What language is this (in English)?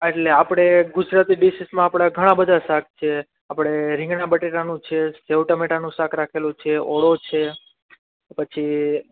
Gujarati